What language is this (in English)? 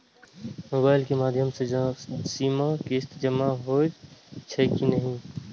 Maithili